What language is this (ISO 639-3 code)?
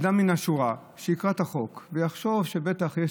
heb